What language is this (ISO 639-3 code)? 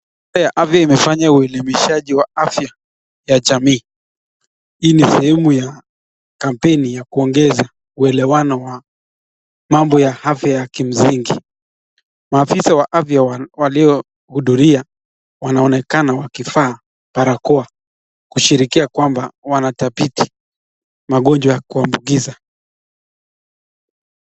swa